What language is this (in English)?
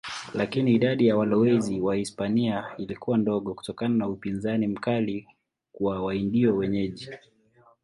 Swahili